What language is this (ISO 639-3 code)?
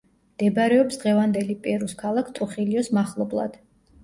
kat